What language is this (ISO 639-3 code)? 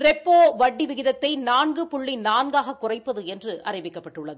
tam